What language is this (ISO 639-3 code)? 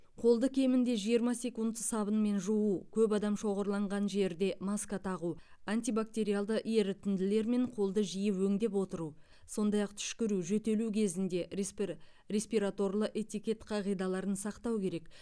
kaz